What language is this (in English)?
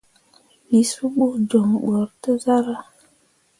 Mundang